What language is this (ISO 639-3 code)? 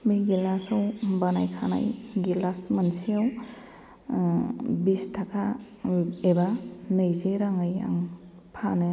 brx